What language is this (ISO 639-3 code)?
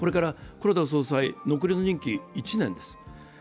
jpn